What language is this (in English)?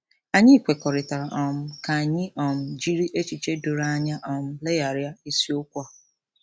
Igbo